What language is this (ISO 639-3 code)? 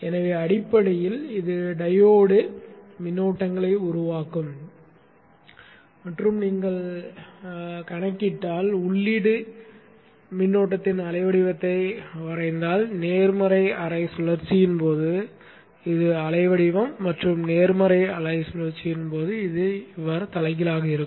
tam